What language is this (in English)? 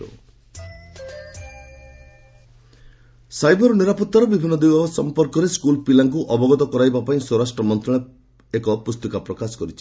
Odia